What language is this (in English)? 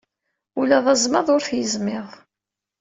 Kabyle